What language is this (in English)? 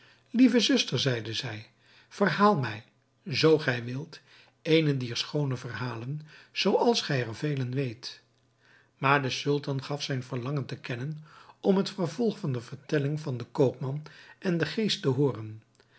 Dutch